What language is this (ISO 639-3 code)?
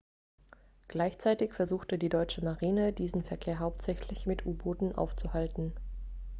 deu